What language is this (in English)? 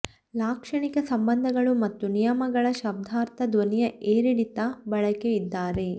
Kannada